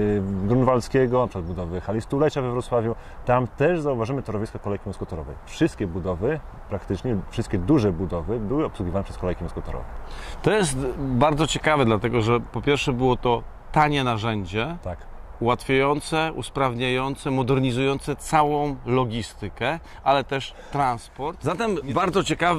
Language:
Polish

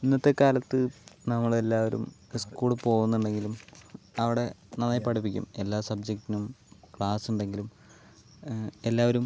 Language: Malayalam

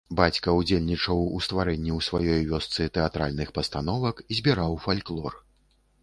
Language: Belarusian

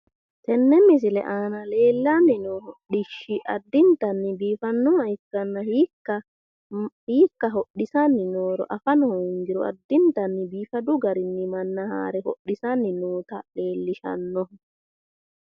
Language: Sidamo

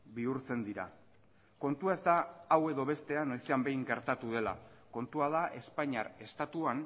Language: Basque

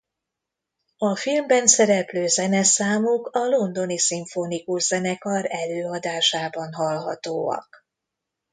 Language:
Hungarian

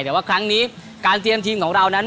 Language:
Thai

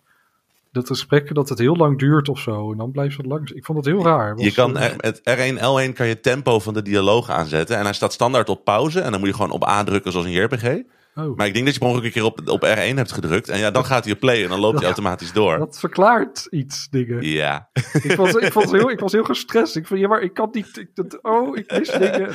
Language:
Dutch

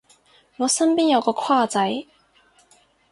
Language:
Cantonese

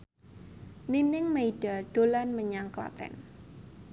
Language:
Javanese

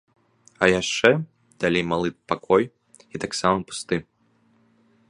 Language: Belarusian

